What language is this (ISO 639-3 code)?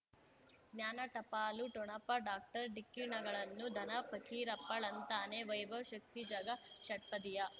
kan